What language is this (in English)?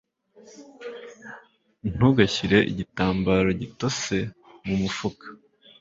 Kinyarwanda